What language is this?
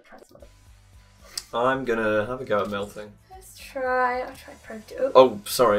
English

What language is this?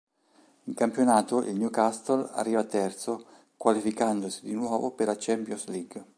Italian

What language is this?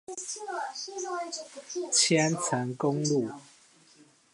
Chinese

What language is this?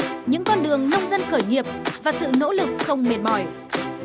Vietnamese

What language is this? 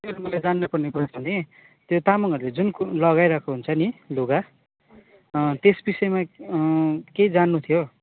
Nepali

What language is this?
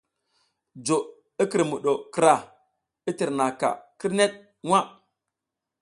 South Giziga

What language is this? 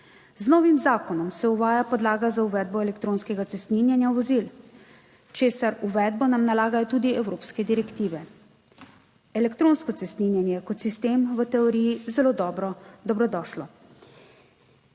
Slovenian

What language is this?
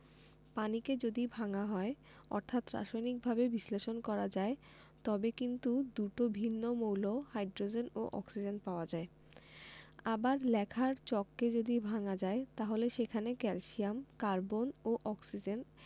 Bangla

